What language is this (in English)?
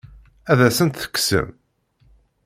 Kabyle